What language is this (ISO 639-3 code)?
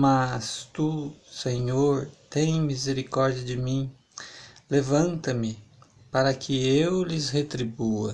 por